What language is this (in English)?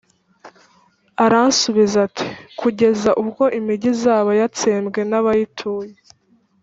Kinyarwanda